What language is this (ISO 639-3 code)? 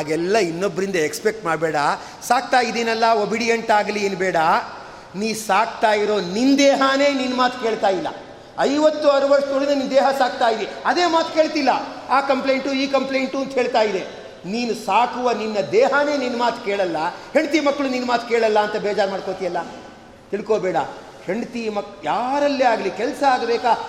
kan